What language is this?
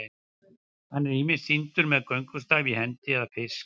Icelandic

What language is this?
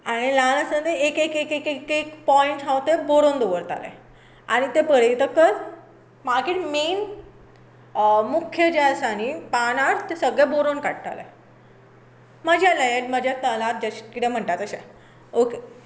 Konkani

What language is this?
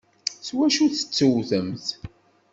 Kabyle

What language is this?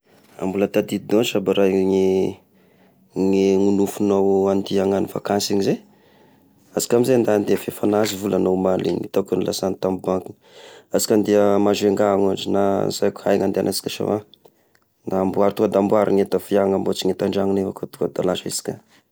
Tesaka Malagasy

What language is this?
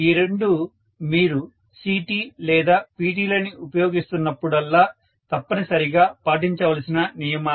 Telugu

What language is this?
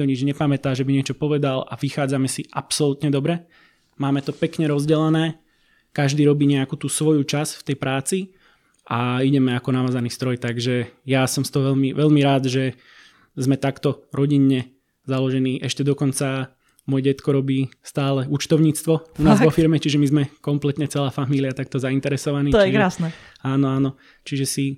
Slovak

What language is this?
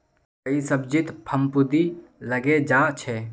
Magahi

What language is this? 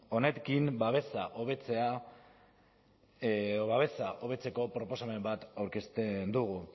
Basque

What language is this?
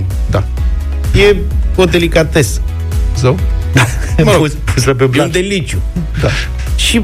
Romanian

